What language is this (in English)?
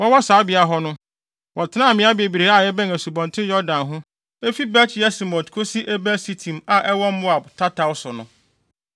Akan